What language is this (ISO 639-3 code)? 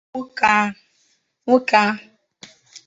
ibo